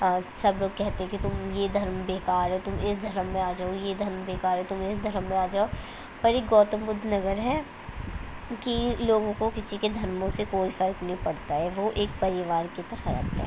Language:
Urdu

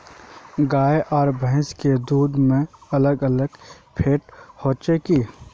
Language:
Magahi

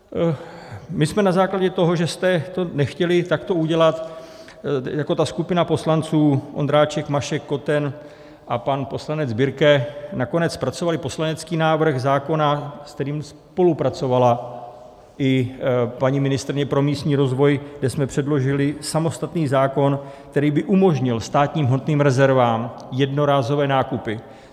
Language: Czech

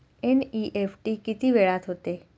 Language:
Marathi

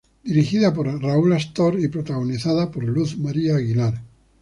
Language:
Spanish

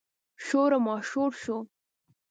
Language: Pashto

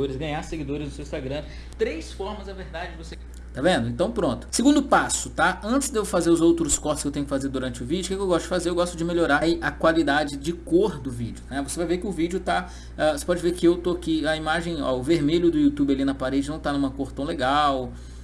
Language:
Portuguese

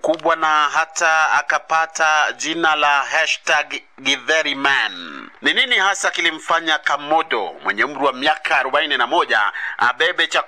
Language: Swahili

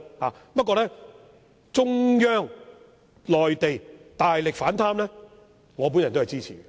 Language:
Cantonese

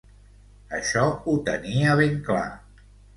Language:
Catalan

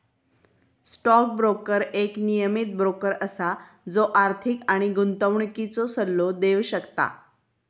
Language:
Marathi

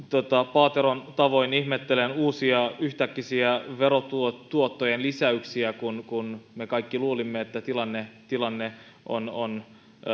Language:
Finnish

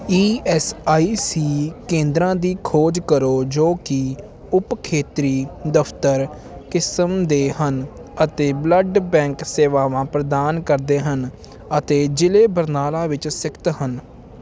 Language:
Punjabi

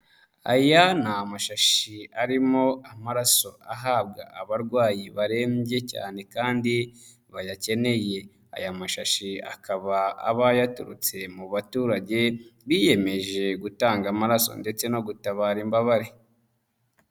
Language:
Kinyarwanda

